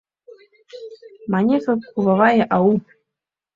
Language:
Mari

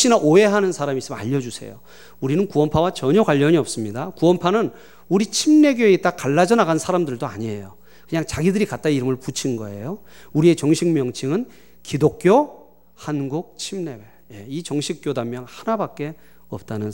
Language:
Korean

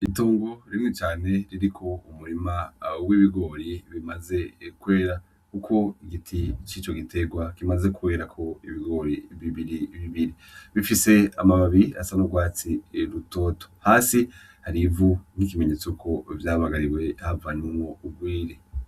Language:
Rundi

